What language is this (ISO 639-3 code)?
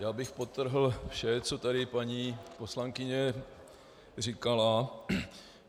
ces